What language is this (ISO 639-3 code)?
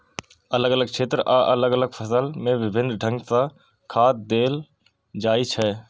mai